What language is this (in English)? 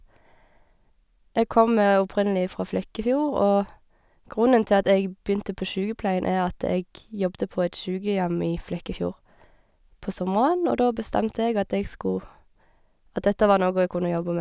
Norwegian